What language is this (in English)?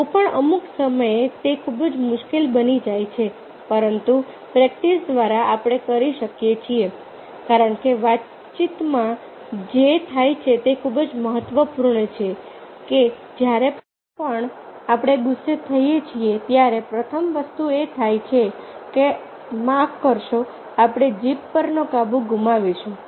Gujarati